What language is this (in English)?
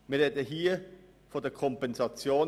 Swiss German